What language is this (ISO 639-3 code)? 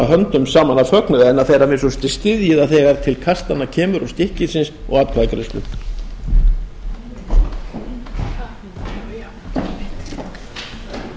isl